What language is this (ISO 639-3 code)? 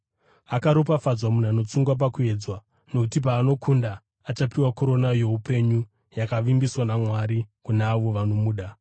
sna